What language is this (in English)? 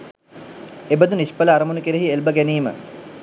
Sinhala